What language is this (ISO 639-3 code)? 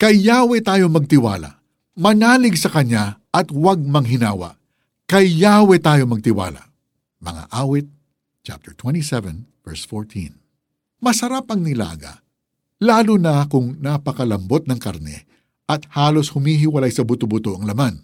fil